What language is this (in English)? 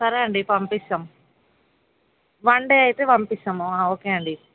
Telugu